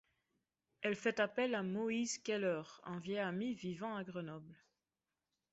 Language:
French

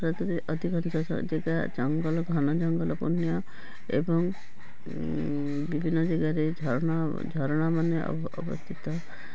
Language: Odia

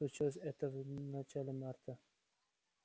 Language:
Russian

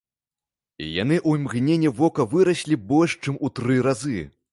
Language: Belarusian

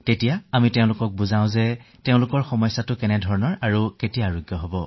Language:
Assamese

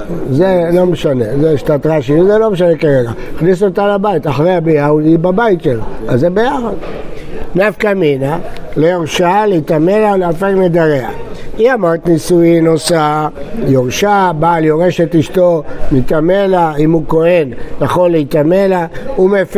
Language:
Hebrew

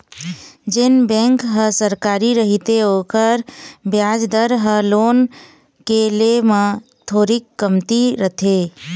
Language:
Chhattisgarhi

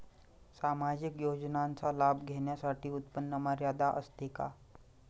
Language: Marathi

